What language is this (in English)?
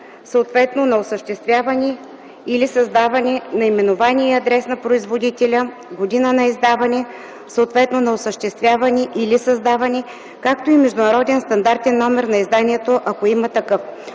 Bulgarian